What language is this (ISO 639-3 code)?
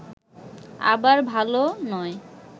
ben